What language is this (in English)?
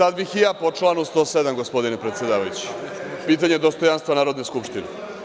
Serbian